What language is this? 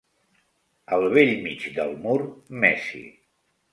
Catalan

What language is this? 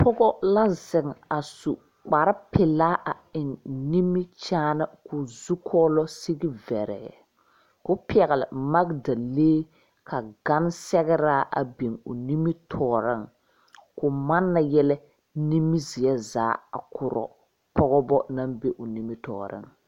Southern Dagaare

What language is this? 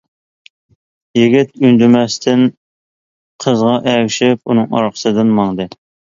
Uyghur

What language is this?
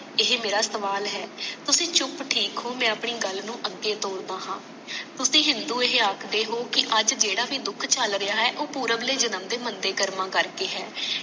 Punjabi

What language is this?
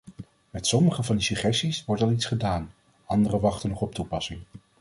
Dutch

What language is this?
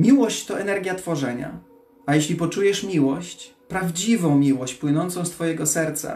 Polish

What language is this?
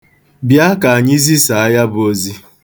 Igbo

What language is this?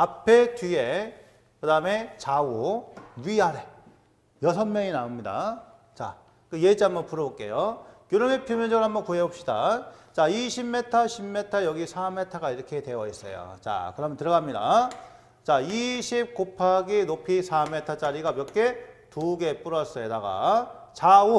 Korean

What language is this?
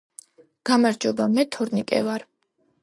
Georgian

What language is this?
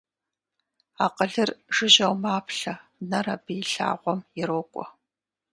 Kabardian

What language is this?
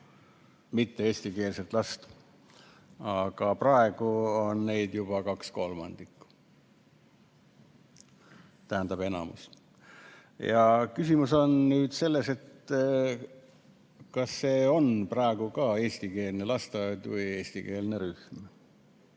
Estonian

